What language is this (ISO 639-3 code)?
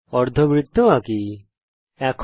ben